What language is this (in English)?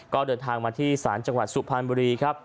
Thai